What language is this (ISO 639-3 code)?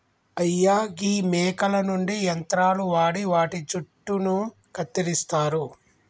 tel